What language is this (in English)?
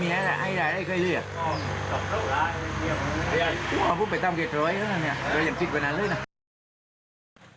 Thai